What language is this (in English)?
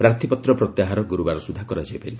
Odia